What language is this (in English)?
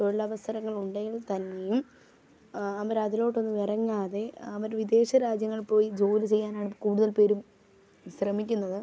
Malayalam